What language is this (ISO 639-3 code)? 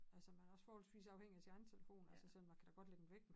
dan